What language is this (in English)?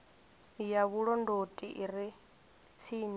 Venda